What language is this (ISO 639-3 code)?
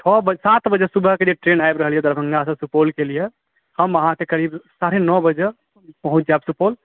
mai